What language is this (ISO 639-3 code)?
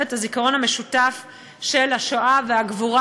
heb